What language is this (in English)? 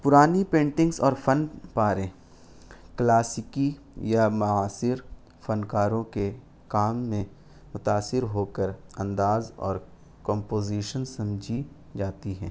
Urdu